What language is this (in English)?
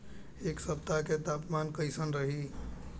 Bhojpuri